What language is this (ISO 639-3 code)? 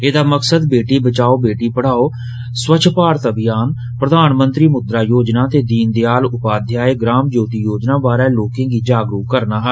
doi